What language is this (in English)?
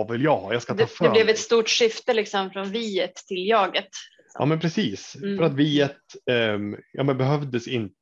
Swedish